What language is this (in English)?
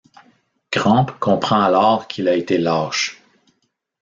French